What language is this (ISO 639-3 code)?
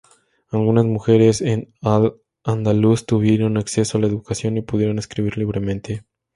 spa